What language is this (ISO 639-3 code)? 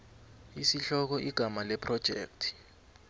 nbl